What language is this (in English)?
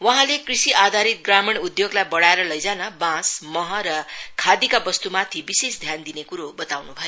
Nepali